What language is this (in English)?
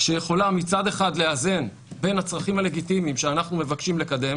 Hebrew